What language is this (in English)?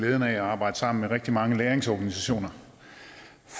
Danish